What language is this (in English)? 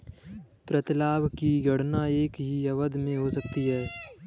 Hindi